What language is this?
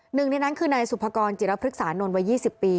Thai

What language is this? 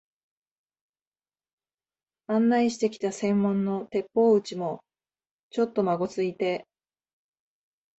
Japanese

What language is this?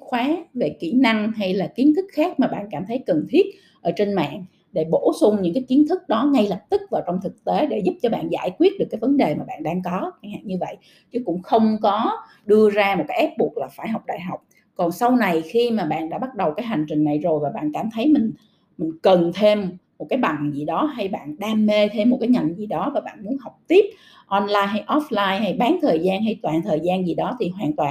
Vietnamese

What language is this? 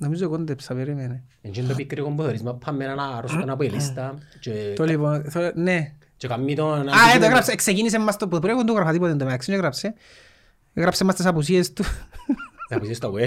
Greek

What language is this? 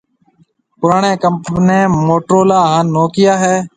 Marwari (Pakistan)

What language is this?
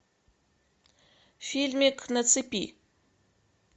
Russian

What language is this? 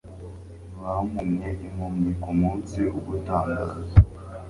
Kinyarwanda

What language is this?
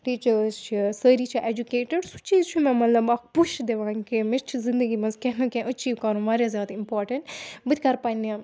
Kashmiri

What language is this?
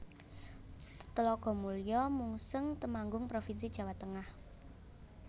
Javanese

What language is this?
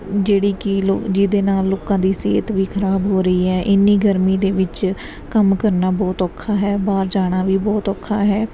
Punjabi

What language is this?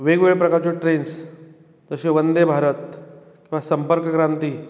Konkani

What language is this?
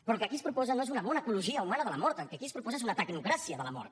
Catalan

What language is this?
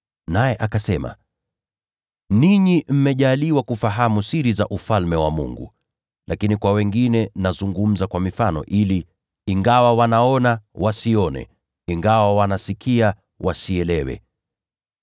Swahili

